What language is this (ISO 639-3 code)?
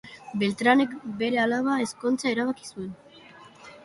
eus